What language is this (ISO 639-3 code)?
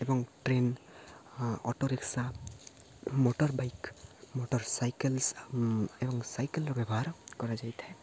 ori